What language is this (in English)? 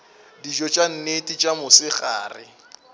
Northern Sotho